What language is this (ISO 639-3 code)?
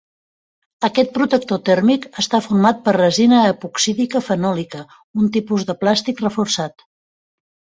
cat